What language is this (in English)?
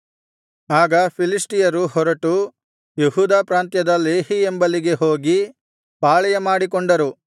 Kannada